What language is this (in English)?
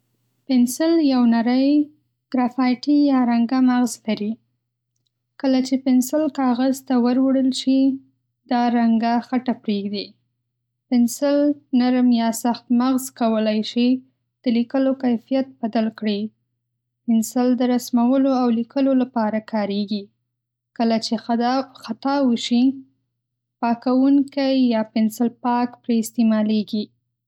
Pashto